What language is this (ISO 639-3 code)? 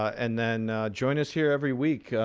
eng